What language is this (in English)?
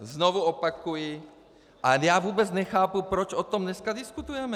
Czech